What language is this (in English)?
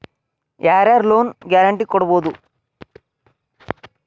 Kannada